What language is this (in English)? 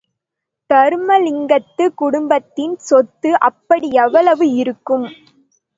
Tamil